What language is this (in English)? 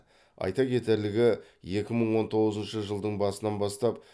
Kazakh